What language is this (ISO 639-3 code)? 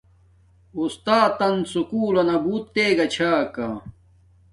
dmk